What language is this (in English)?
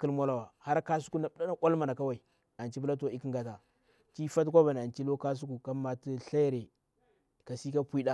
Bura-Pabir